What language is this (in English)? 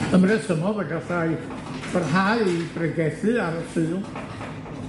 Welsh